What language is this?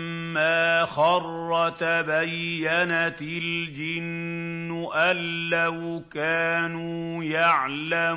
Arabic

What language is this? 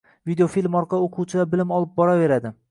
Uzbek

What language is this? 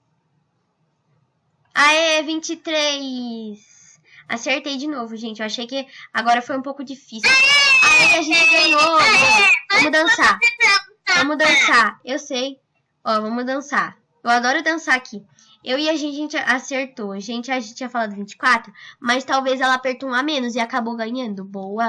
Portuguese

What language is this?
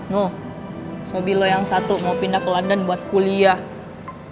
Indonesian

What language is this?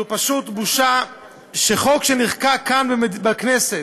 Hebrew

